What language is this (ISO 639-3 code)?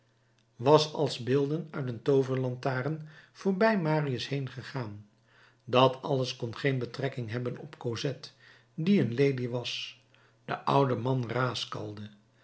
nld